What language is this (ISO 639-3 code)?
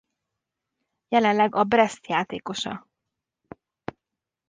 hun